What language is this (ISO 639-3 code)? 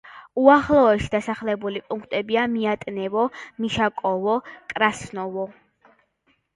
kat